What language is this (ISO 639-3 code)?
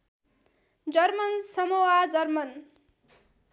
nep